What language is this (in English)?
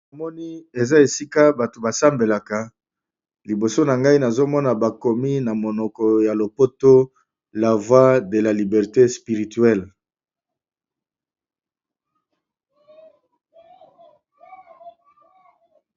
Lingala